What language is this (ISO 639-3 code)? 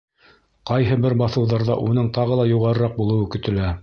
bak